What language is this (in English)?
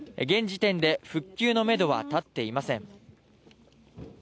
Japanese